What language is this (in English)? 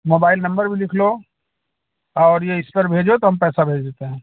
Hindi